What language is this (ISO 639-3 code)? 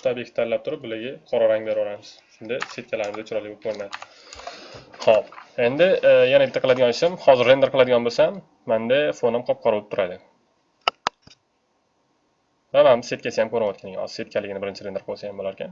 tur